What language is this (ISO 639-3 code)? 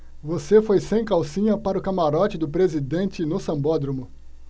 por